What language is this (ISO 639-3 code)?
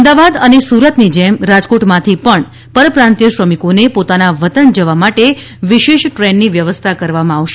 guj